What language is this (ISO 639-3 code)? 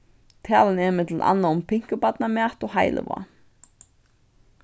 fao